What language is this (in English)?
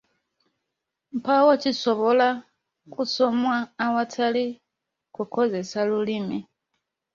Ganda